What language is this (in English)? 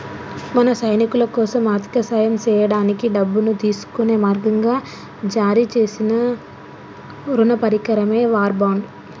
Telugu